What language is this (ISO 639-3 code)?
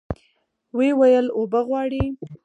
pus